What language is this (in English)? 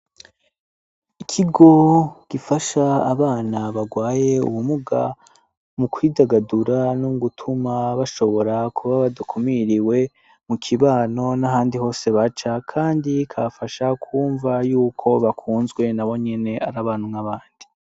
Rundi